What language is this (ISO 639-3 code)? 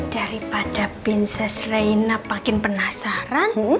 ind